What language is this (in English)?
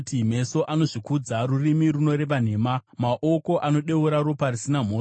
Shona